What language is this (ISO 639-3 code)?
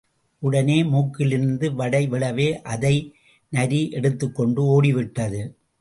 tam